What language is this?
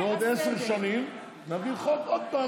Hebrew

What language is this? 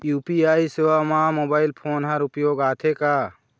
Chhattisgarhi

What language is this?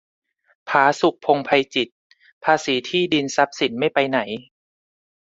Thai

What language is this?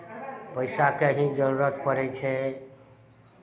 Maithili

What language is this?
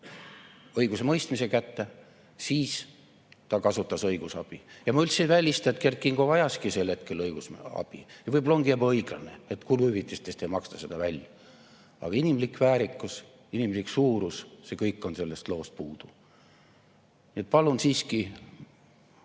Estonian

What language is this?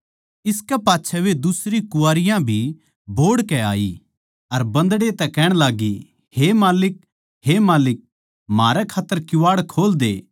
Haryanvi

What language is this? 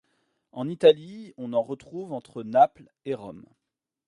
French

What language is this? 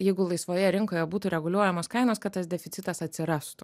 Lithuanian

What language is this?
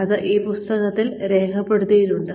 Malayalam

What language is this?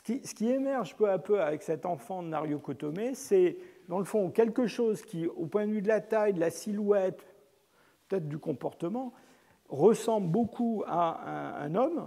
French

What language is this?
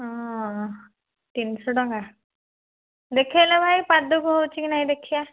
Odia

